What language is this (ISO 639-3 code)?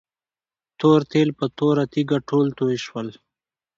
pus